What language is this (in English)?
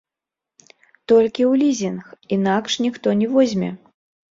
Belarusian